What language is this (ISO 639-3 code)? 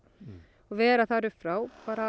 isl